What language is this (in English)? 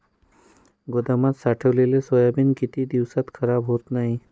Marathi